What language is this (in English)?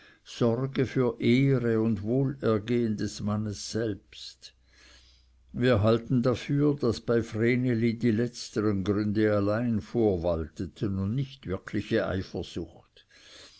German